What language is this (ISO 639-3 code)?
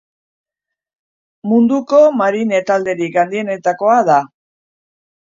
eus